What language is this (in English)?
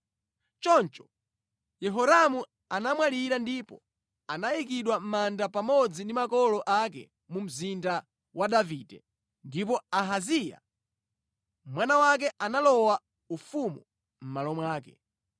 Nyanja